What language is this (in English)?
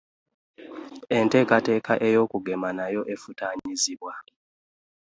Ganda